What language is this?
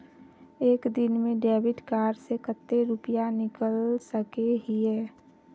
Magahi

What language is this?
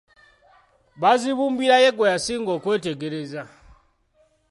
Ganda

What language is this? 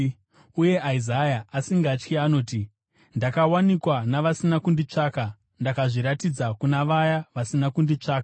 Shona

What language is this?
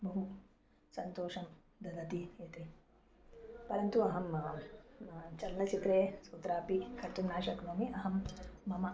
Sanskrit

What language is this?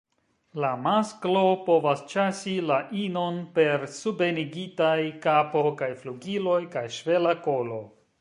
Esperanto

